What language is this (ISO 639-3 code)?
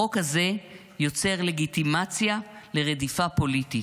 heb